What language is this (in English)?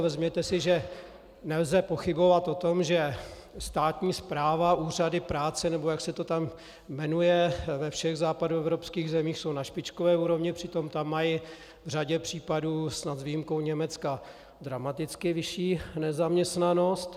Czech